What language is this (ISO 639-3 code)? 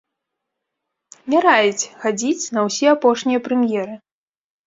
bel